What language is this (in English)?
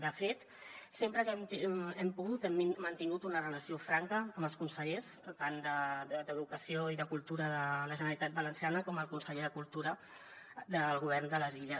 Catalan